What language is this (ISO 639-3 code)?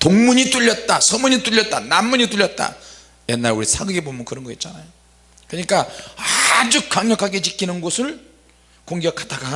kor